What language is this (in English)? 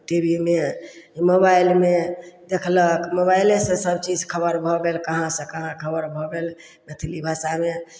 Maithili